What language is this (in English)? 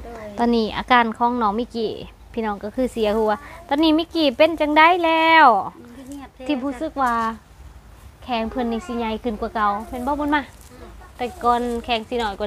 Thai